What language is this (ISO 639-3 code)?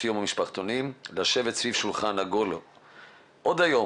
heb